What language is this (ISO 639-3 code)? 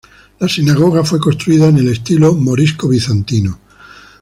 spa